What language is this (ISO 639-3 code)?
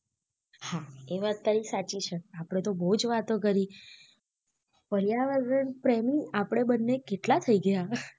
guj